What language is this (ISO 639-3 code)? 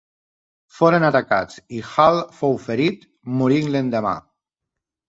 cat